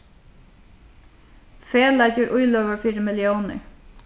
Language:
Faroese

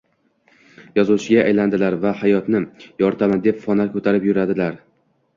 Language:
Uzbek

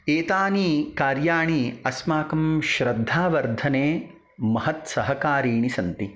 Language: Sanskrit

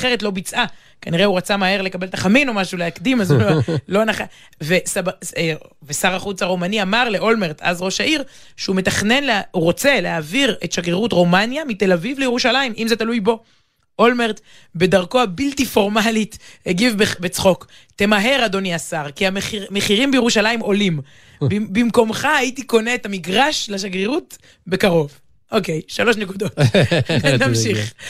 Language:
Hebrew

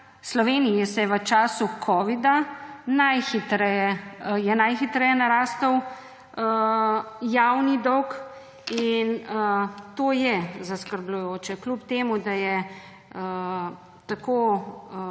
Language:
Slovenian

